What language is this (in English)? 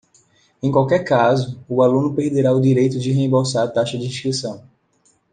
Portuguese